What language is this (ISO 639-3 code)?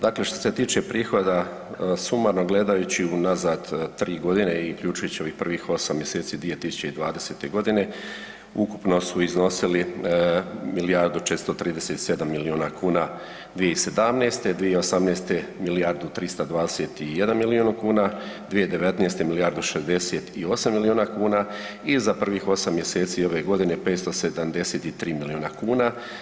hrv